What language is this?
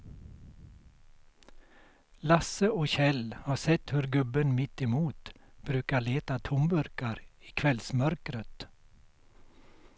Swedish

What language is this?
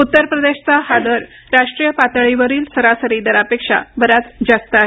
Marathi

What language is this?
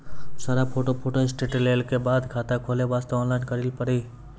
Maithili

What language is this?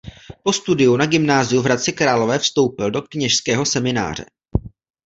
Czech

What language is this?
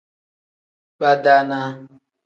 Tem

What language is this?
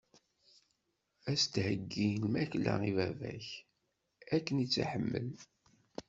Kabyle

